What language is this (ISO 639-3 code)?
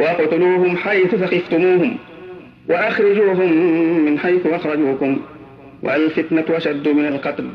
ara